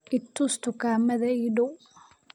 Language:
Somali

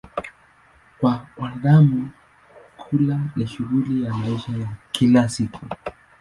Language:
Swahili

